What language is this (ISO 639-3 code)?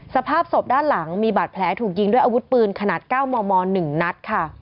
tha